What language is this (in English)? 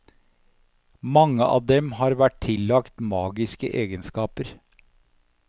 Norwegian